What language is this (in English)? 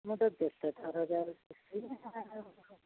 Odia